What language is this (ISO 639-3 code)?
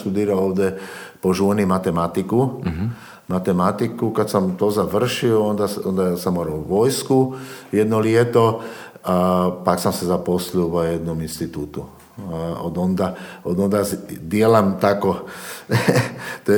hrv